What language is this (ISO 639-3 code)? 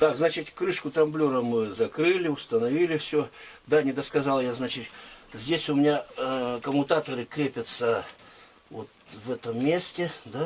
rus